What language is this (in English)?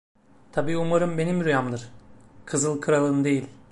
Turkish